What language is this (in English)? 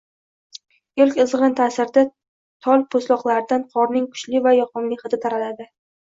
Uzbek